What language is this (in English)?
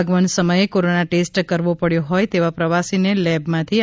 Gujarati